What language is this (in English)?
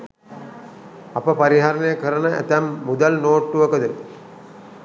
Sinhala